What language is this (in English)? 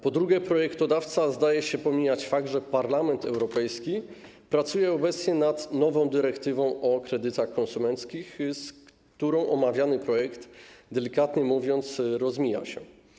Polish